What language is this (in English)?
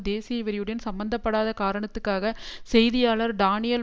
Tamil